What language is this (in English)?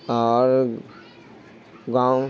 Urdu